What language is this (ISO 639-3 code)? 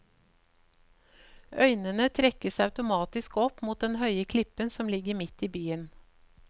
nor